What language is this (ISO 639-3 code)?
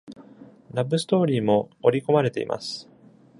jpn